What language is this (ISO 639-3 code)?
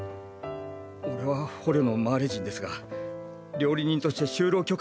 jpn